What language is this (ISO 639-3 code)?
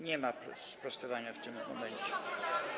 pol